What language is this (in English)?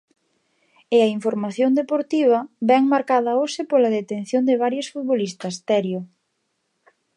Galician